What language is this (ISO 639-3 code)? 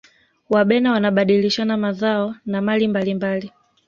swa